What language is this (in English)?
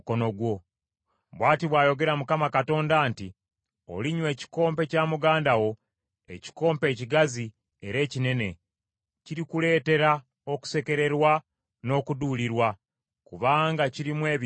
Ganda